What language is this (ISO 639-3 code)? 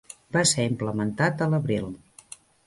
cat